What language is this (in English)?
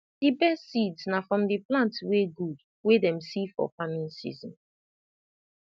Nigerian Pidgin